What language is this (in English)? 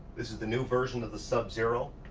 English